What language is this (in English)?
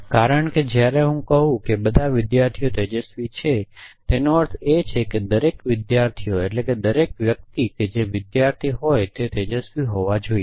Gujarati